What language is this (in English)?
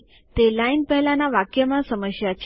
Gujarati